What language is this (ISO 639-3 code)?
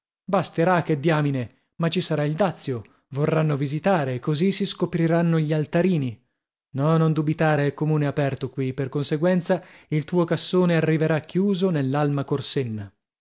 ita